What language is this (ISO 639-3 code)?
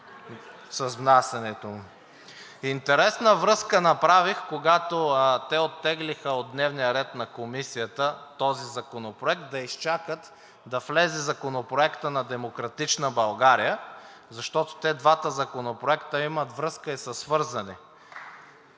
bul